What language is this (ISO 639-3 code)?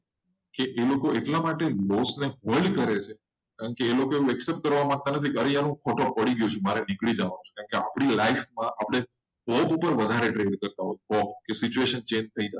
guj